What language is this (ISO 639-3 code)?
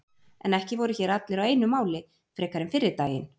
isl